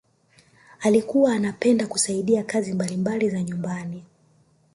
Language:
Swahili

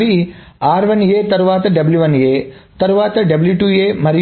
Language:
Telugu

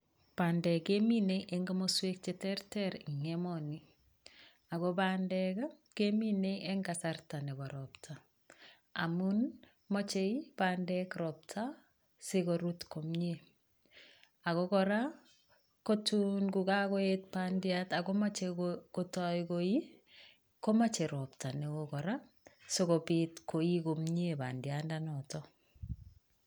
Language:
Kalenjin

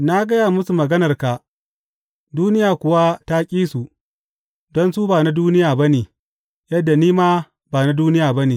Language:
Hausa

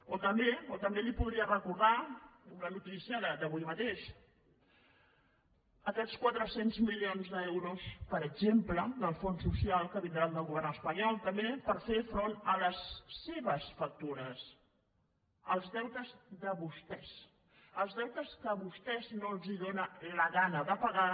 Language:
Catalan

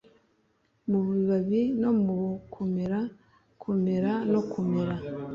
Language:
Kinyarwanda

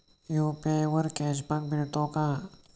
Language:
Marathi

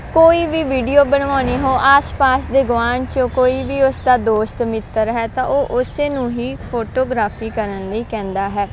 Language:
Punjabi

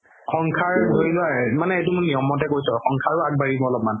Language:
Assamese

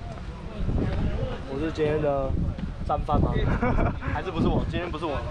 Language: Chinese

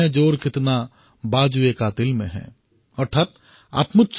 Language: Assamese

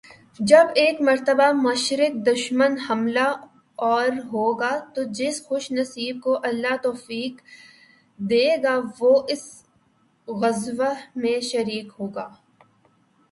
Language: Urdu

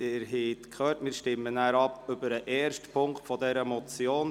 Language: Swiss German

